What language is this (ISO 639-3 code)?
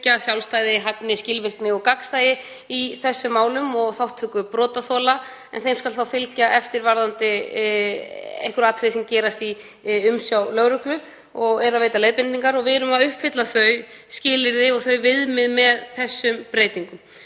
isl